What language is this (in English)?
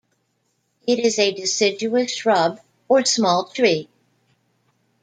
English